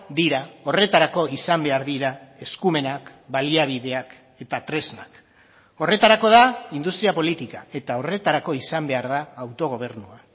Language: Basque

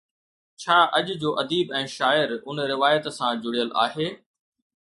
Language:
Sindhi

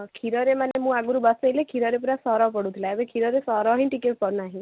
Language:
Odia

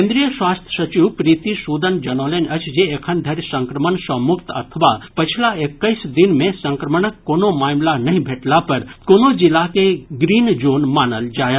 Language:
Maithili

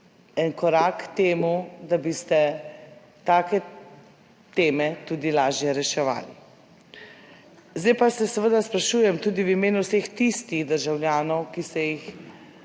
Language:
Slovenian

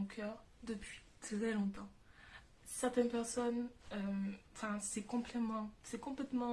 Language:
French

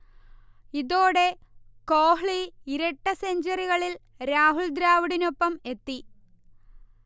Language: Malayalam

